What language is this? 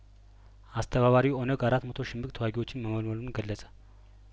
Amharic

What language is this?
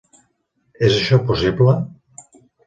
Catalan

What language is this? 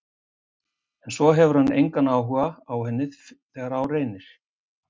Icelandic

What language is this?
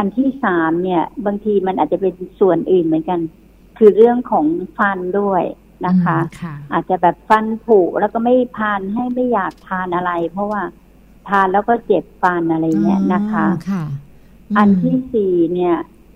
Thai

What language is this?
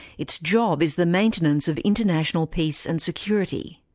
English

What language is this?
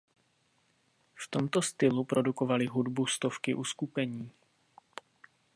Czech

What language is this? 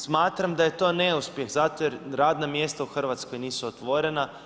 Croatian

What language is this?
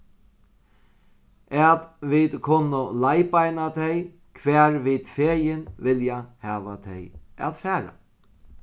Faroese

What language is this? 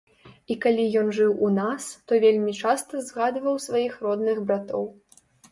Belarusian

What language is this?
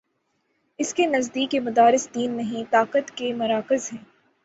Urdu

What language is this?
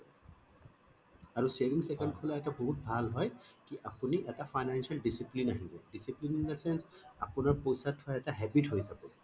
Assamese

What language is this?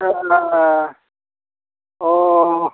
Bodo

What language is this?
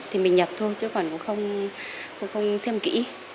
Vietnamese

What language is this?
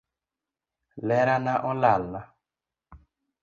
Luo (Kenya and Tanzania)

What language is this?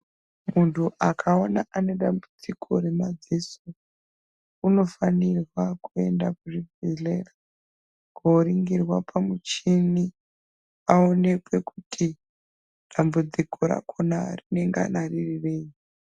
Ndau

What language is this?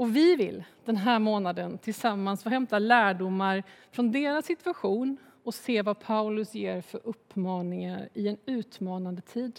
Swedish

